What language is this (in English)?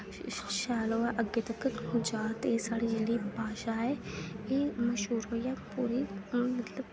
Dogri